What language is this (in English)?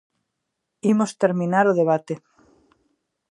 Galician